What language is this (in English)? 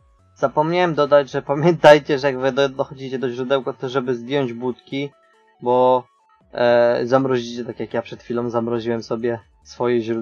Polish